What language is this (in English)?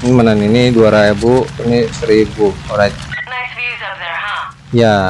Indonesian